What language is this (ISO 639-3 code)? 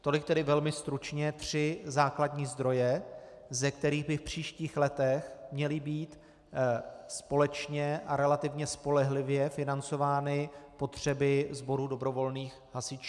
ces